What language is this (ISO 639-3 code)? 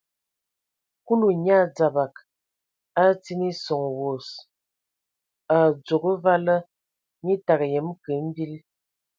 ewo